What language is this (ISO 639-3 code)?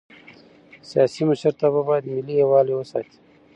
pus